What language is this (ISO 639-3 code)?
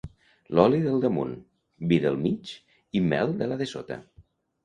cat